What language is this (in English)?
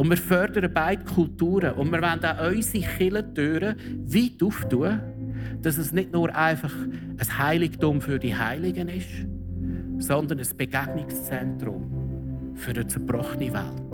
German